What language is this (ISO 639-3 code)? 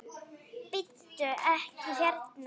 isl